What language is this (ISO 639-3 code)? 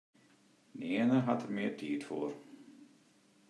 fry